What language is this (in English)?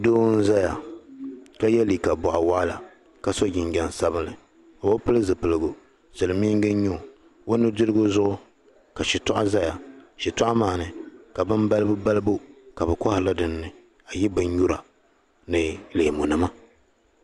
Dagbani